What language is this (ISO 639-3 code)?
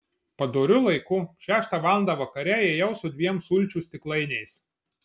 lit